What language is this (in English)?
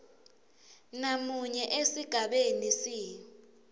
Swati